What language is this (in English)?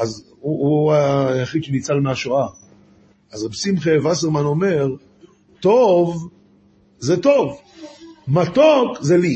Hebrew